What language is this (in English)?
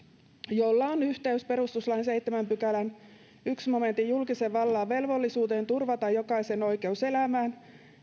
Finnish